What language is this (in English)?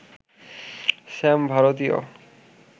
Bangla